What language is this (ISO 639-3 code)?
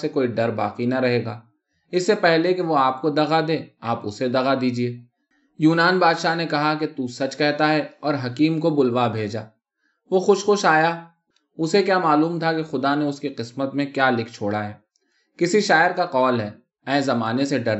urd